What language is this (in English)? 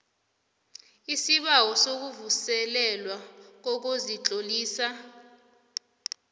South Ndebele